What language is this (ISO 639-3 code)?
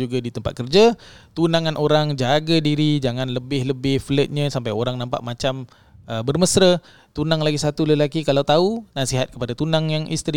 msa